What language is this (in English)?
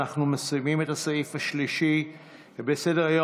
Hebrew